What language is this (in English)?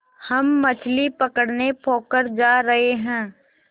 Hindi